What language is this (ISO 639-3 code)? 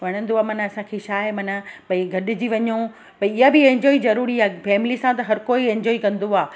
snd